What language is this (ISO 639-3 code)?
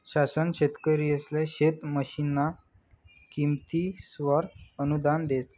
mar